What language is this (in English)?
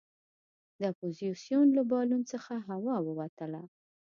Pashto